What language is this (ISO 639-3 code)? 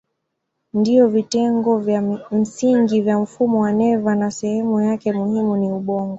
swa